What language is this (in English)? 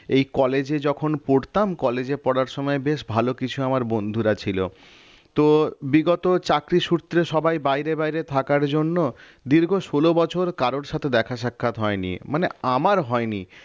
Bangla